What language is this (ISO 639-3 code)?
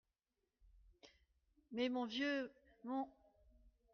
fra